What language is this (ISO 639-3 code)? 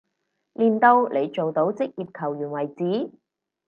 yue